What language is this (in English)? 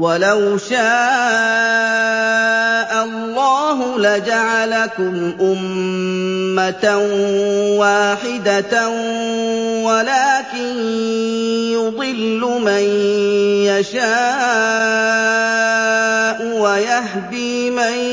Arabic